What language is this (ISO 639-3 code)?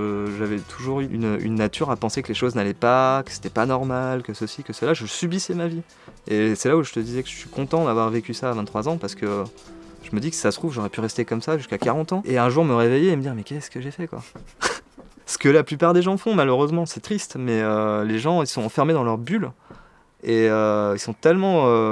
fra